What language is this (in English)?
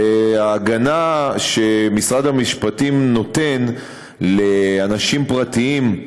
Hebrew